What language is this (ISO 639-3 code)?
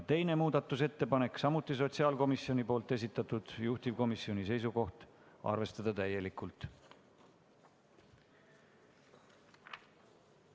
est